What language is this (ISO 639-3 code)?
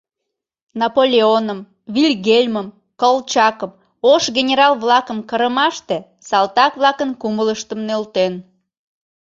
chm